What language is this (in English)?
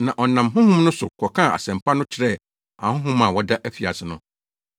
Akan